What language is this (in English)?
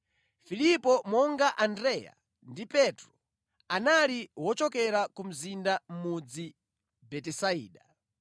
Nyanja